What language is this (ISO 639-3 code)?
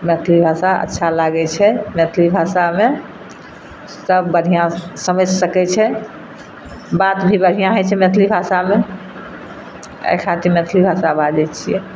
mai